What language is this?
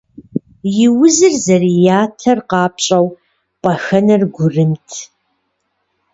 Kabardian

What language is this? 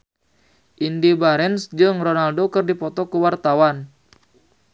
Sundanese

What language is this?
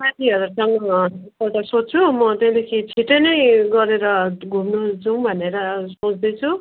Nepali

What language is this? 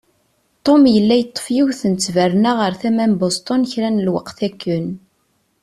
Kabyle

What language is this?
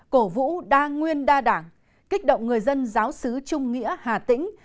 Vietnamese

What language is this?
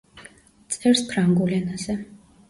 Georgian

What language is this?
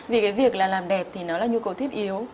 Vietnamese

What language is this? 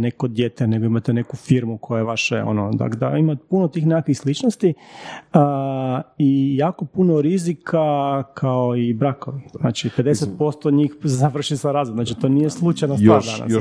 Croatian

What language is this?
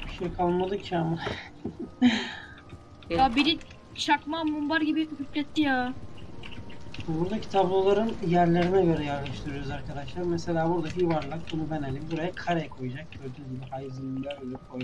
Turkish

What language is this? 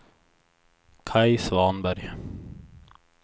Swedish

